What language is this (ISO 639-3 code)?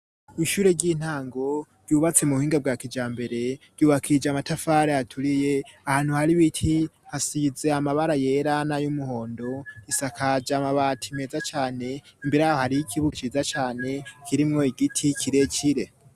run